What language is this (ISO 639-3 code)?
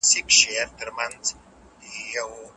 pus